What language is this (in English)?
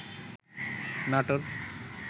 Bangla